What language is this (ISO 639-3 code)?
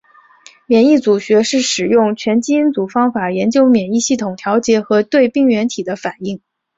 zho